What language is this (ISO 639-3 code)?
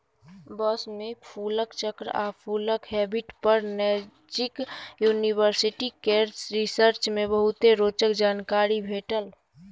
mai